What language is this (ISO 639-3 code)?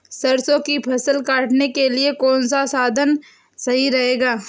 hin